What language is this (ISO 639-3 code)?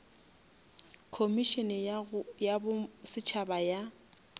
nso